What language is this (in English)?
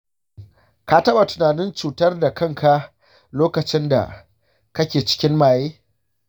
Hausa